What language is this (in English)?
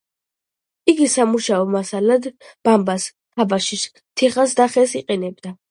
Georgian